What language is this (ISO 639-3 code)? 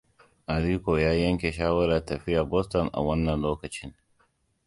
hau